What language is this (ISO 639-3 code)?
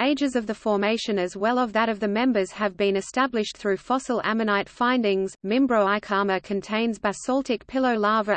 eng